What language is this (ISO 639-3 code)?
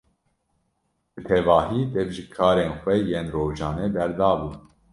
kur